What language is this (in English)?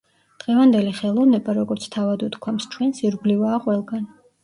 Georgian